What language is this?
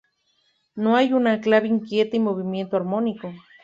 Spanish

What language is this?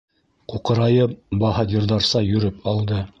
Bashkir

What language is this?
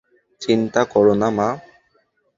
Bangla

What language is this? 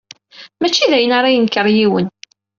Kabyle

